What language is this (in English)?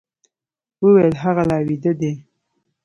Pashto